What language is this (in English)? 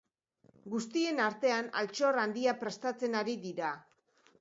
Basque